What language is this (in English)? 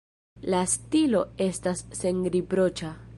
Esperanto